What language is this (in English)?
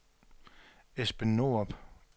Danish